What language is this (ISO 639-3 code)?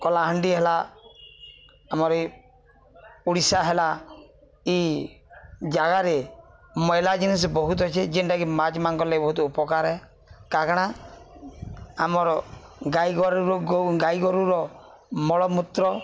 ori